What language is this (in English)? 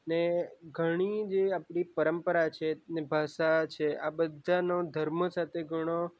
Gujarati